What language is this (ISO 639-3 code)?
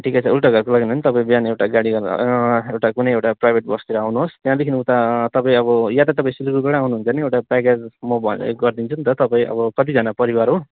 nep